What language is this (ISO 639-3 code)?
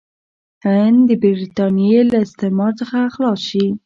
pus